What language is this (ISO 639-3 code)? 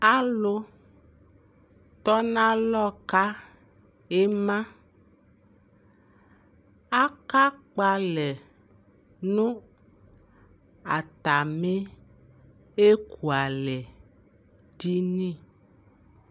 kpo